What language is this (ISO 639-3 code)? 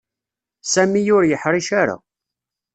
kab